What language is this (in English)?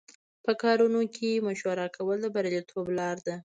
Pashto